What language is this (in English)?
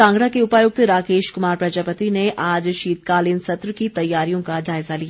Hindi